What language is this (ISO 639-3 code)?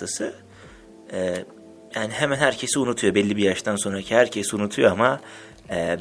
tur